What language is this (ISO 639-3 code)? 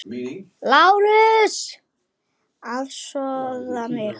isl